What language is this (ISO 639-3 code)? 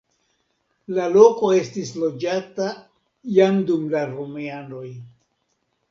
epo